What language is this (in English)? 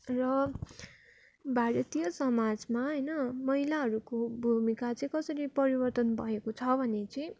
Nepali